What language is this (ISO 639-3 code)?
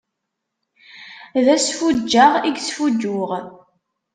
kab